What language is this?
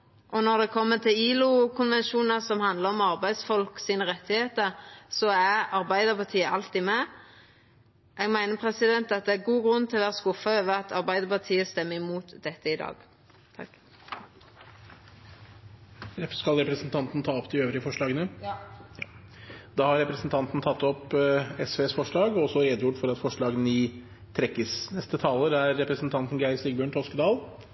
Norwegian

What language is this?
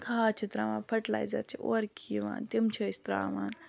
Kashmiri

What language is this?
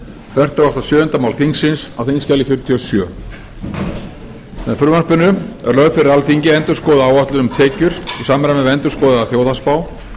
Icelandic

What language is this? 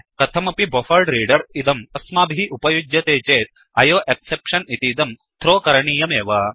Sanskrit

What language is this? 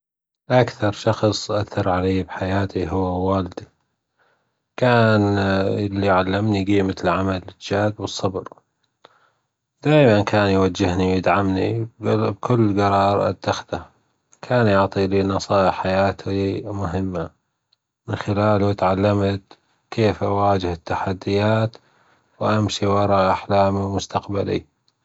Gulf Arabic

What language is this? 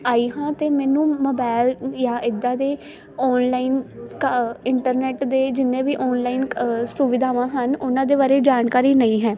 Punjabi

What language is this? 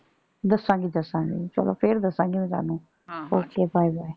Punjabi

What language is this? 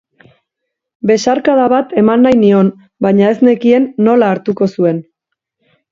Basque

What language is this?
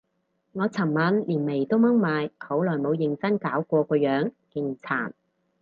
Cantonese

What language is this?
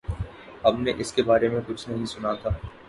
Urdu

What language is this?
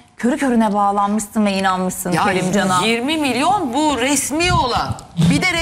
Turkish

